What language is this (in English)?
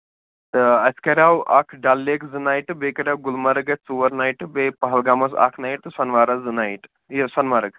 Kashmiri